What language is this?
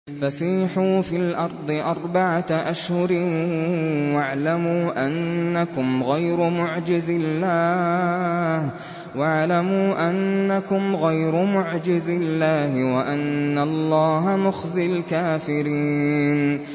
Arabic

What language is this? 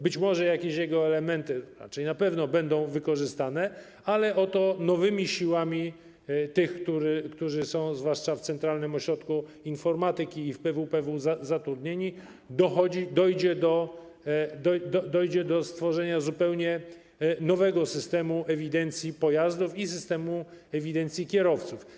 Polish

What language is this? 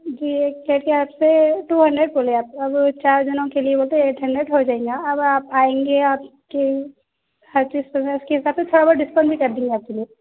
Urdu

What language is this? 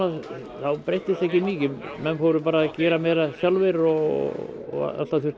Icelandic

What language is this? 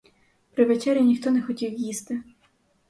Ukrainian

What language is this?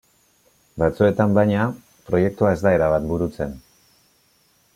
Basque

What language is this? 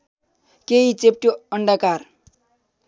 Nepali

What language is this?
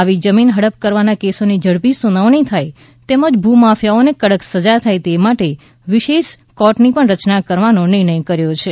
Gujarati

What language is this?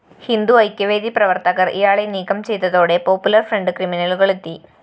Malayalam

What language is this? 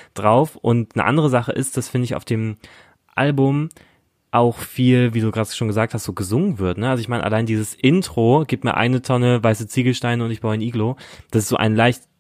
German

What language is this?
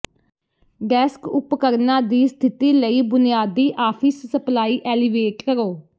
Punjabi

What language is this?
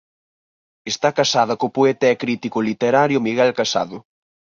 Galician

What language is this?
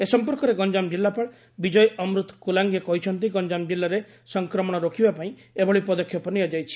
Odia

